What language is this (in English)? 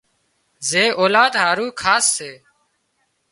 Wadiyara Koli